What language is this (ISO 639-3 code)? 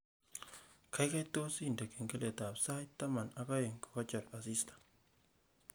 kln